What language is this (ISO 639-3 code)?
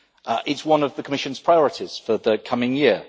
eng